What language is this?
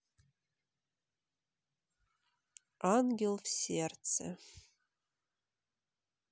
Russian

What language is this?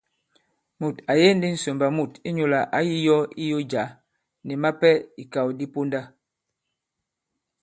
Bankon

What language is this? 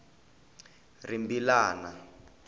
Tsonga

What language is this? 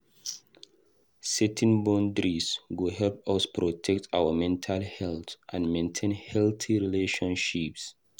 Nigerian Pidgin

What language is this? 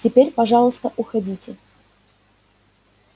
Russian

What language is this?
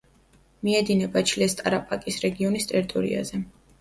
Georgian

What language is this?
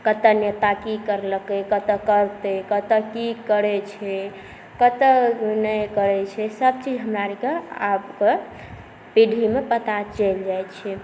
Maithili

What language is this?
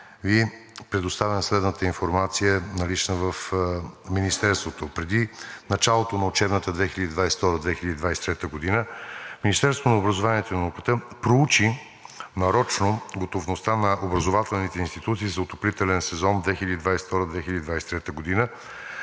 Bulgarian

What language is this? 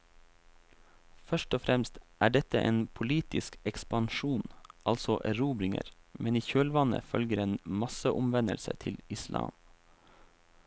Norwegian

